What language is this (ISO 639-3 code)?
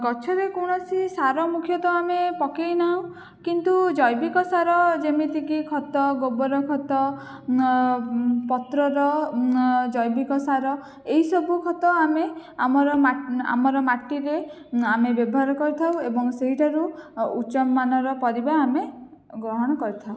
ori